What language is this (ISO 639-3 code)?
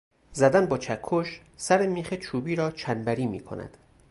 fas